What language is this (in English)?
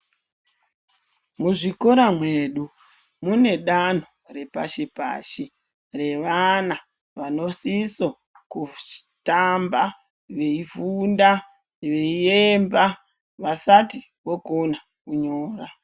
Ndau